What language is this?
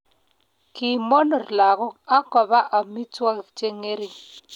Kalenjin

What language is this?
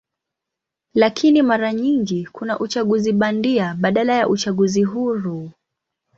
Swahili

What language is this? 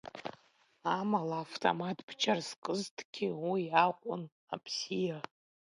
Abkhazian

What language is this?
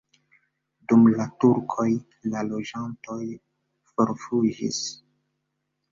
Esperanto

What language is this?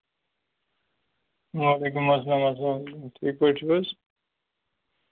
Kashmiri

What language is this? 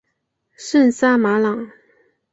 Chinese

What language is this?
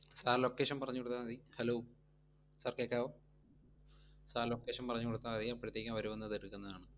Malayalam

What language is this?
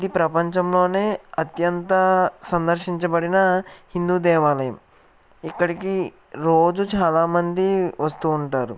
Telugu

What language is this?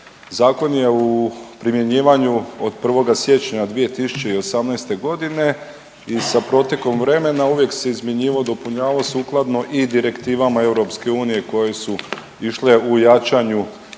Croatian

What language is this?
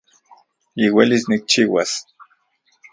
Central Puebla Nahuatl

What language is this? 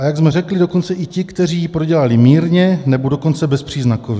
Czech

